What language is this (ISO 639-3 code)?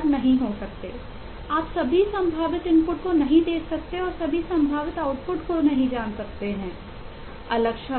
hin